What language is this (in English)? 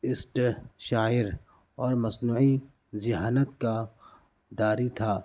Urdu